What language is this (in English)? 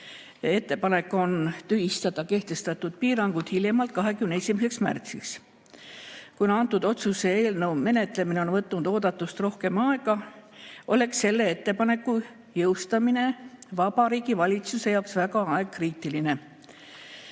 Estonian